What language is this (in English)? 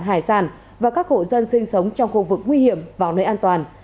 Vietnamese